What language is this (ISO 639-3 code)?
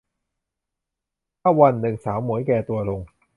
tha